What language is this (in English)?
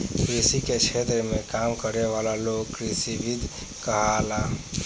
Bhojpuri